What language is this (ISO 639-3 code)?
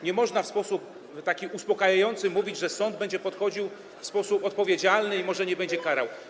pol